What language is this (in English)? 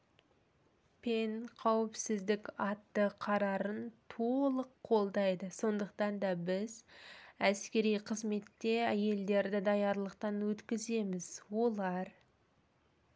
Kazakh